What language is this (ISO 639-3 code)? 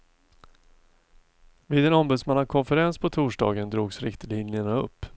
swe